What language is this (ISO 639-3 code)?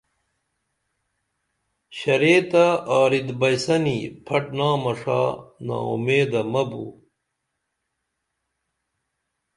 dml